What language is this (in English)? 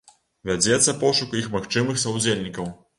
Belarusian